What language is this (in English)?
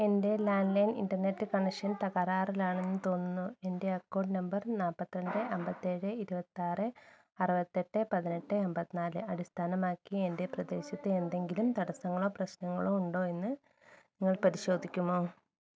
Malayalam